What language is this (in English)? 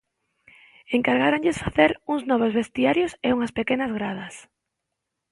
Galician